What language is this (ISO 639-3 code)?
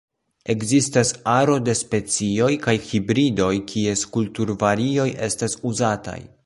epo